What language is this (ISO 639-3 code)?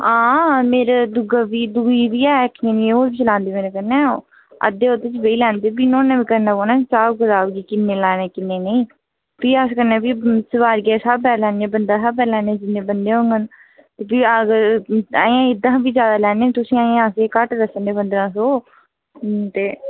doi